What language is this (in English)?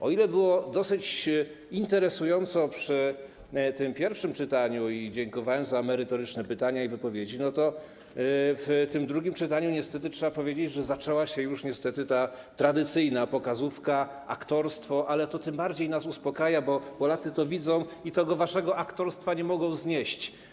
Polish